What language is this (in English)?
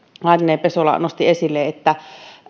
Finnish